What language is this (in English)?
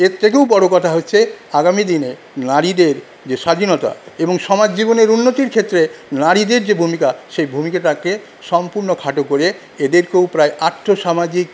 Bangla